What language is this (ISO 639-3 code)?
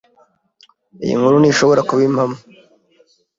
kin